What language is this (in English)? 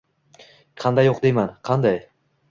Uzbek